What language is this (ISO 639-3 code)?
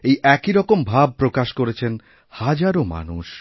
ben